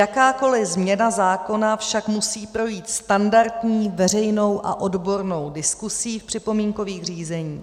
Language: Czech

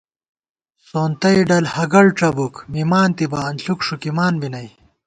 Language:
Gawar-Bati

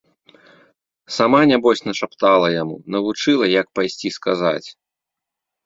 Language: Belarusian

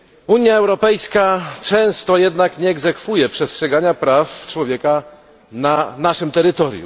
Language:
Polish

